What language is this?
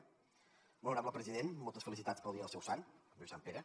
Catalan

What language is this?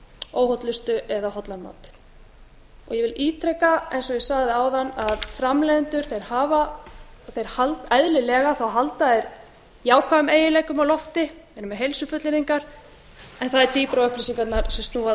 Icelandic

